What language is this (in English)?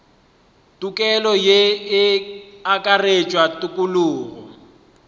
Northern Sotho